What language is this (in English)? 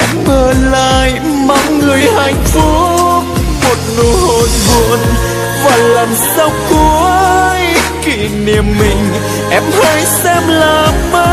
Vietnamese